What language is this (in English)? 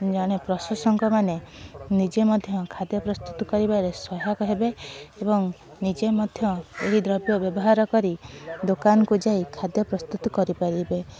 Odia